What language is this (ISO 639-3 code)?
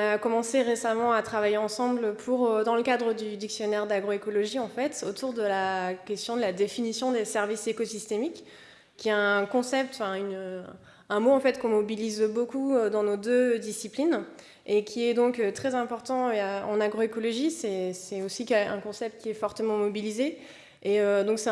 fra